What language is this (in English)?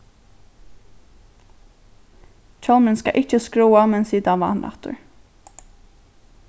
Faroese